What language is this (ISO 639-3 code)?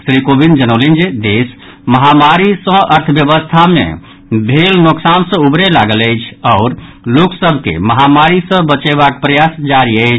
mai